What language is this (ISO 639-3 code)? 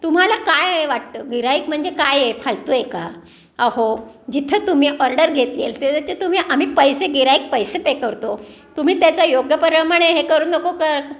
mar